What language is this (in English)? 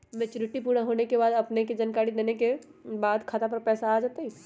Magahi